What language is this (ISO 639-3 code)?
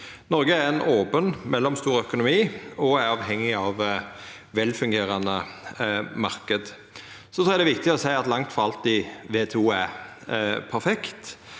nor